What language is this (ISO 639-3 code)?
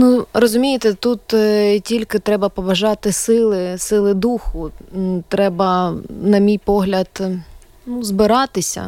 ukr